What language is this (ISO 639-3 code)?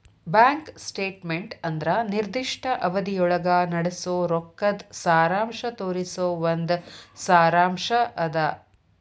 kan